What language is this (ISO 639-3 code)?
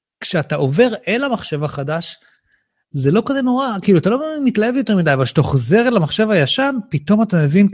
heb